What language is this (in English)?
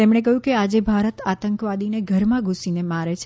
Gujarati